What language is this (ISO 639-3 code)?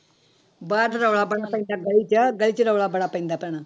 pan